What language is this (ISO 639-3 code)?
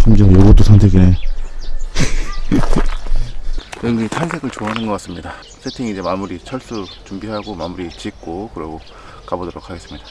kor